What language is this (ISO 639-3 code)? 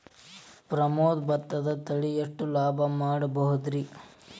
kan